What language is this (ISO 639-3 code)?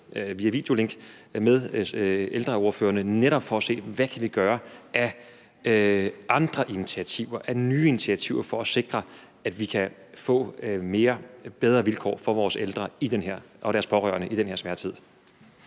dan